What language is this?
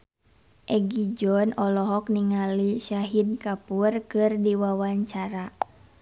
Sundanese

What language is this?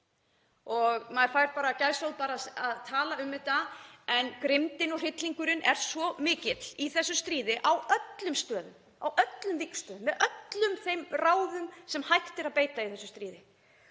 Icelandic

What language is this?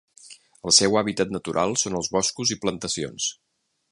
Catalan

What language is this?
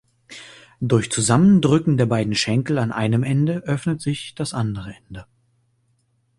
German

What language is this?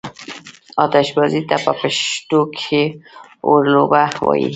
Pashto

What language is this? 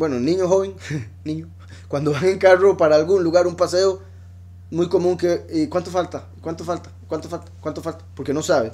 Spanish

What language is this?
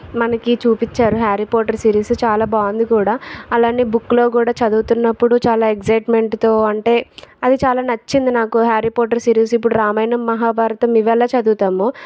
Telugu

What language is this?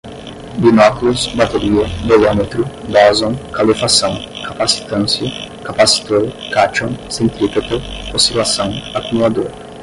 Portuguese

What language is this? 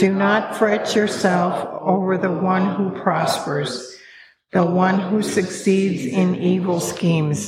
English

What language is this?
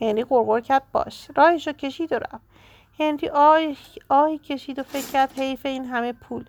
Persian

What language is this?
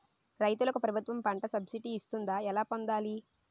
Telugu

